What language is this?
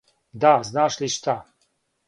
Serbian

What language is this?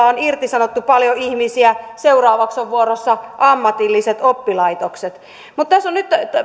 Finnish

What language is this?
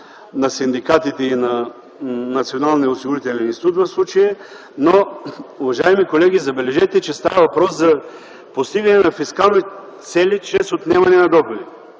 Bulgarian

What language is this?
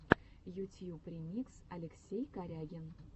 Russian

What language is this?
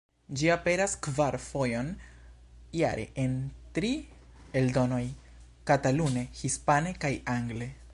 Esperanto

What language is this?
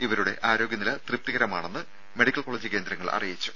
Malayalam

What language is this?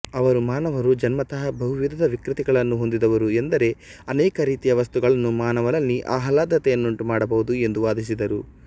Kannada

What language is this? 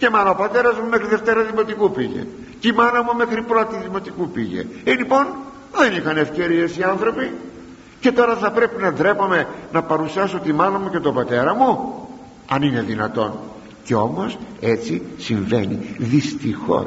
Greek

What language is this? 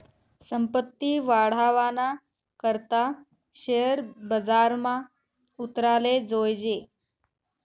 Marathi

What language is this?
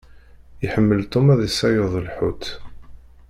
Kabyle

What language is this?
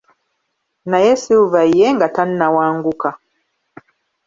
Ganda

